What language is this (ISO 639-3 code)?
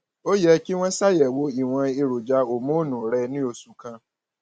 yor